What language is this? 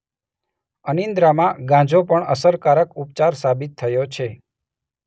Gujarati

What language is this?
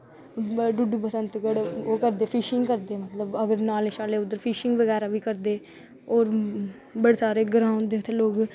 Dogri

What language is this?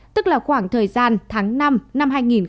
Vietnamese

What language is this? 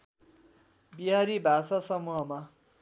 Nepali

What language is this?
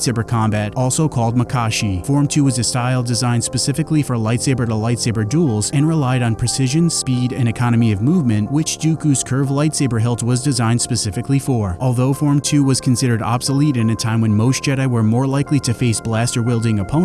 English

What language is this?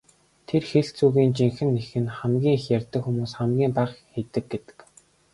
Mongolian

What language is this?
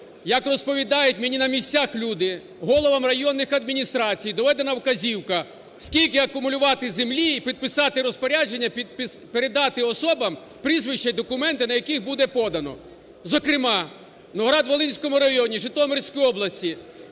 Ukrainian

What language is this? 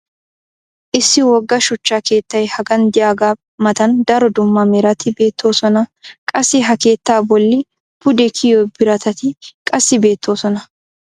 Wolaytta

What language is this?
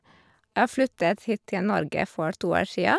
Norwegian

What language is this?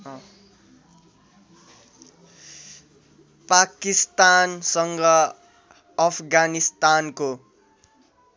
Nepali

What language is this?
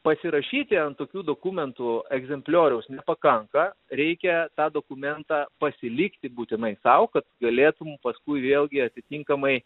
Lithuanian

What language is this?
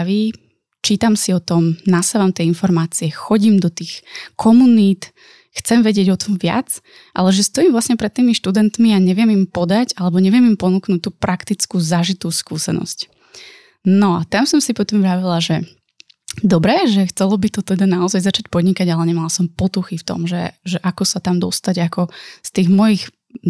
Slovak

